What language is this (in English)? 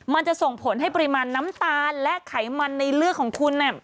Thai